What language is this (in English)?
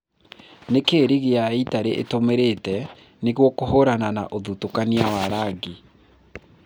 Kikuyu